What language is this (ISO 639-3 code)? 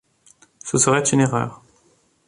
fra